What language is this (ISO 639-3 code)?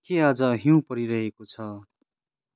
nep